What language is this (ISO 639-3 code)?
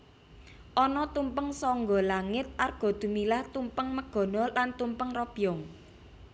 jav